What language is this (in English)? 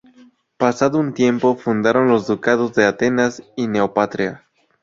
Spanish